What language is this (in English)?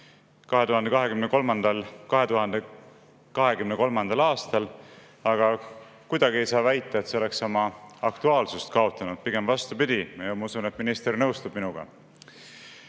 Estonian